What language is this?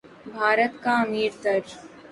Urdu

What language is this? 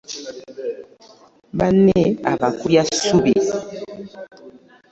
Ganda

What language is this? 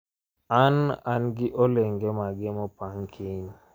Luo (Kenya and Tanzania)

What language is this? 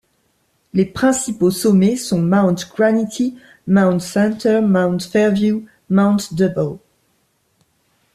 French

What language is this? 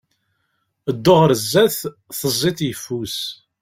Kabyle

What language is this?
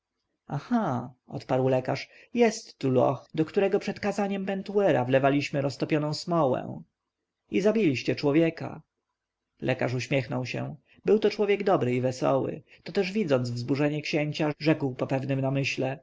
Polish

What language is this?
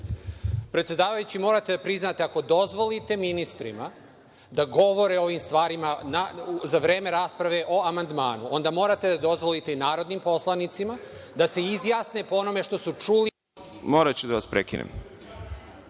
Serbian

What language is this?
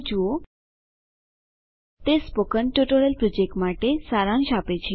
Gujarati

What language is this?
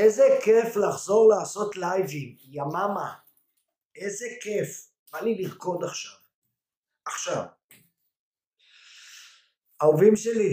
Hebrew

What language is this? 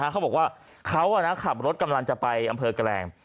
Thai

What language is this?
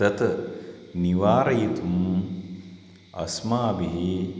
Sanskrit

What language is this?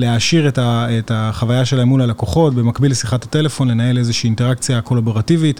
Hebrew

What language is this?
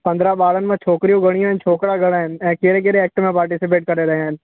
Sindhi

